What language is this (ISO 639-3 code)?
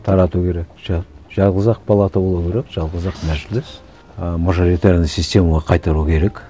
kaz